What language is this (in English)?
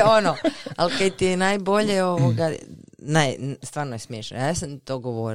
Croatian